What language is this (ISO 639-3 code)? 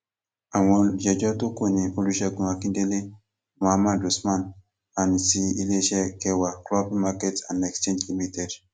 yor